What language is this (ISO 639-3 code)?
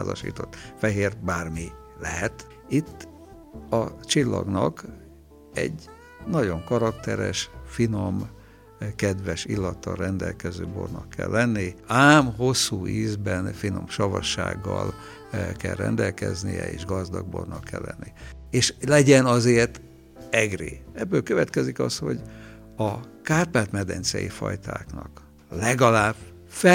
hun